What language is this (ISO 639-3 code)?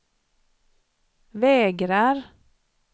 swe